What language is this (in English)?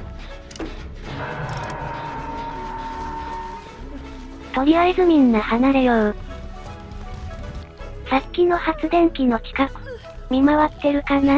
Japanese